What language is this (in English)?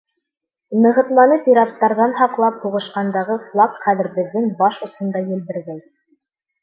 Bashkir